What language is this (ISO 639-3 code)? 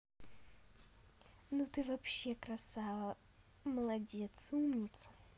rus